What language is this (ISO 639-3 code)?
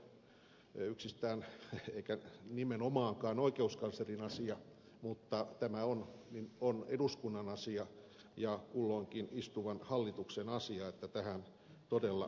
fin